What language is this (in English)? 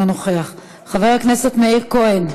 Hebrew